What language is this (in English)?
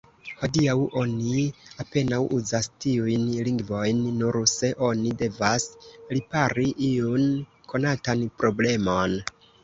Esperanto